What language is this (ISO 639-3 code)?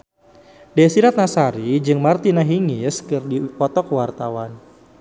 sun